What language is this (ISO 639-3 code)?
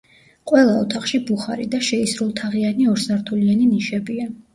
kat